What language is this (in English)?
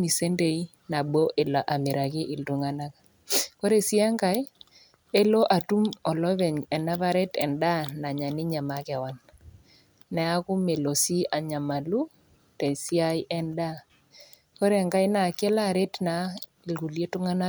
Masai